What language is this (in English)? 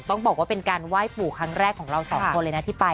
Thai